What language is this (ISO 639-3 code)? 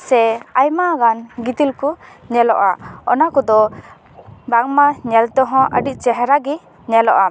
sat